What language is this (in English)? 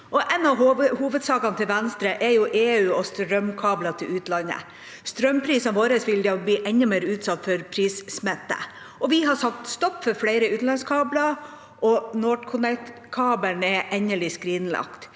Norwegian